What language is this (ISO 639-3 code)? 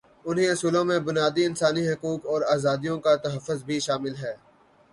urd